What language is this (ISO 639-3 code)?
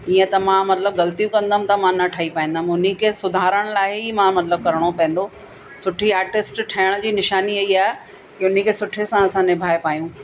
snd